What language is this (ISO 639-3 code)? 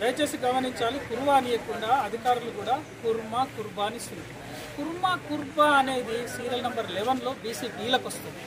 tel